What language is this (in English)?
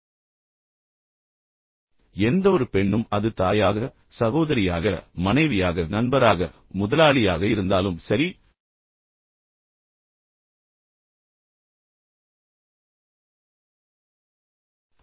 Tamil